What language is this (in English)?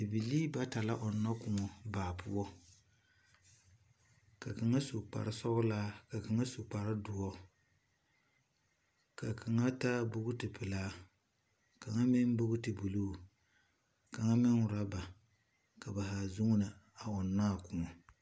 Southern Dagaare